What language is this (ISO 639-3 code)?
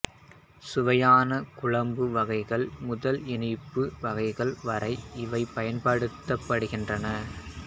tam